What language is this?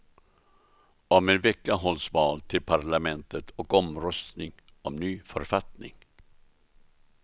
Swedish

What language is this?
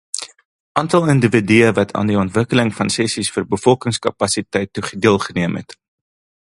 Afrikaans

